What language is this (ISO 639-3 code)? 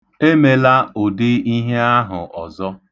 ibo